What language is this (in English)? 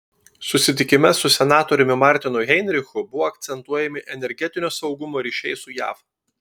Lithuanian